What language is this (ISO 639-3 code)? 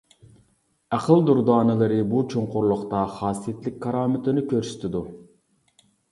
uig